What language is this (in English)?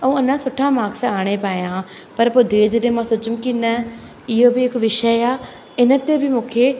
Sindhi